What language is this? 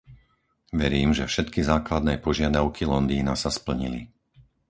Slovak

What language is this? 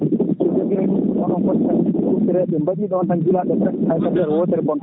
Fula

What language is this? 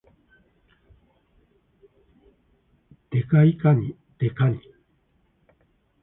Japanese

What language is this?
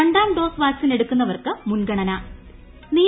Malayalam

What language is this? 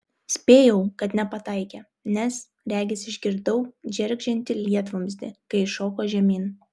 Lithuanian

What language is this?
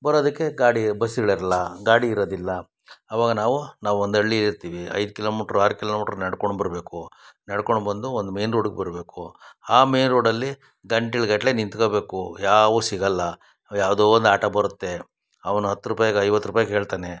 Kannada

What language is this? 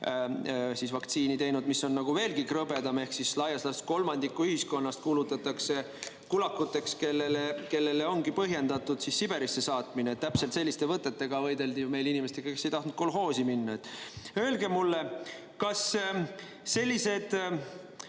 Estonian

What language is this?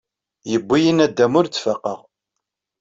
Kabyle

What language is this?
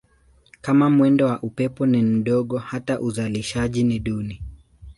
Swahili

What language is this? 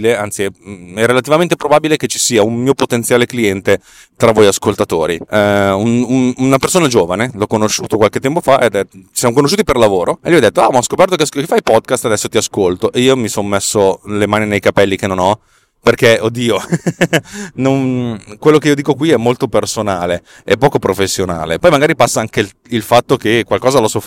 Italian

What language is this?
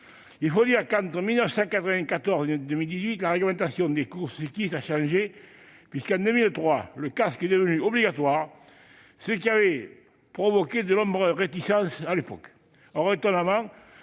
French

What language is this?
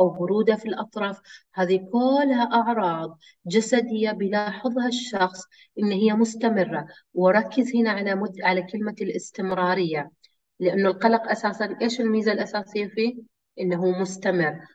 Arabic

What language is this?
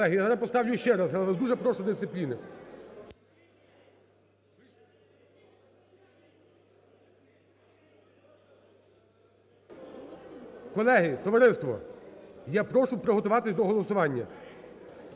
Ukrainian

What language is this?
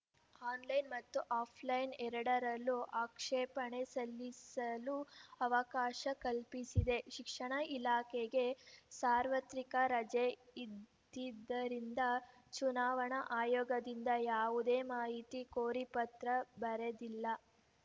Kannada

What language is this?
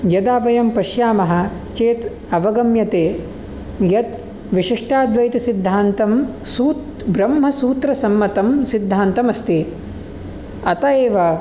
Sanskrit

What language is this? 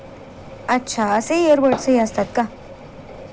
Marathi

